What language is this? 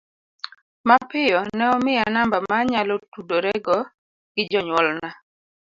Luo (Kenya and Tanzania)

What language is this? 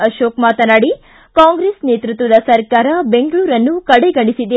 Kannada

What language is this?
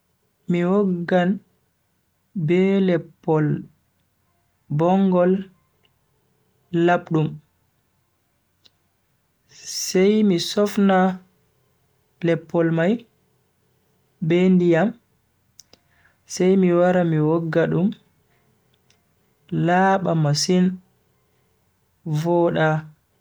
Bagirmi Fulfulde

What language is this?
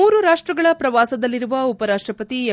Kannada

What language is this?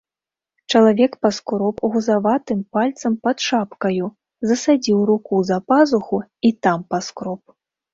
Belarusian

